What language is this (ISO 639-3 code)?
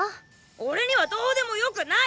jpn